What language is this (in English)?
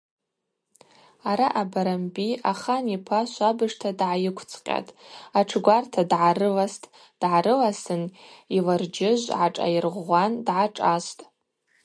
Abaza